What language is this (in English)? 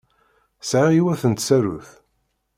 Kabyle